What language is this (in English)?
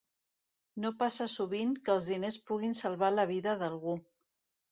Catalan